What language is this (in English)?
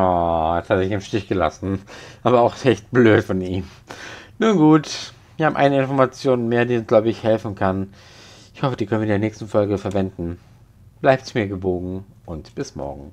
German